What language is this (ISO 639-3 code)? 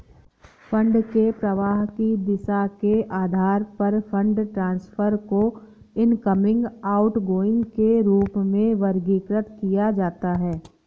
hin